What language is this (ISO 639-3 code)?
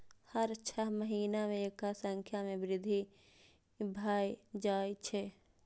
mai